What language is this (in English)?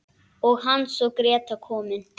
Icelandic